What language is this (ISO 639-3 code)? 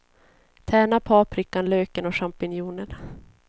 swe